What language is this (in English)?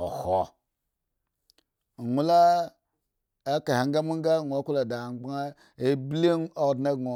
Eggon